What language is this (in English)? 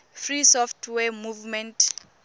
Tswana